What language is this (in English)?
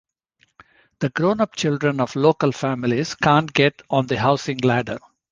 English